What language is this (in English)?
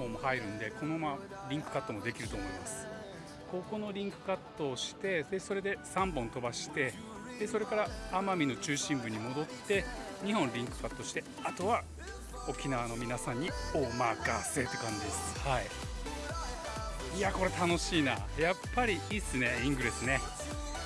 Japanese